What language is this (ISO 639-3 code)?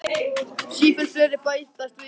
isl